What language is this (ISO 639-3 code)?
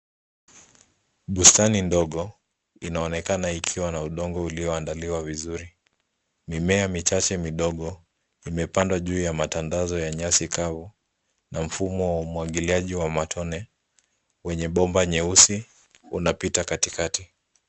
swa